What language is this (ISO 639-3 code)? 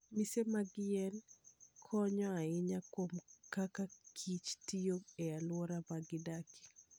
luo